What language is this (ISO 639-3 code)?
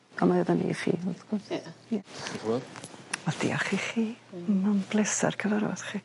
cym